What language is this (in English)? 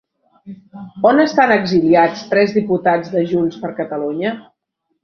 Catalan